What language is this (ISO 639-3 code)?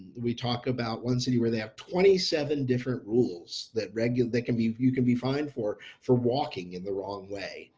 eng